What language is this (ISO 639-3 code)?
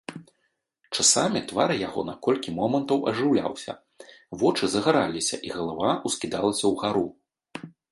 bel